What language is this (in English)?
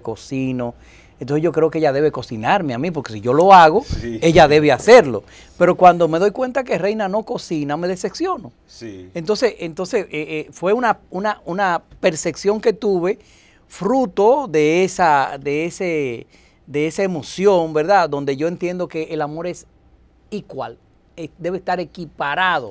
Spanish